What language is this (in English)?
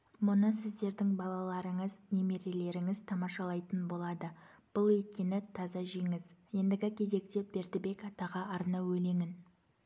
Kazakh